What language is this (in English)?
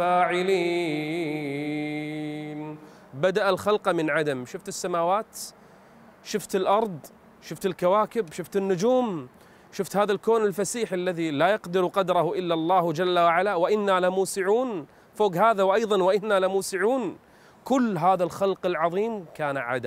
Arabic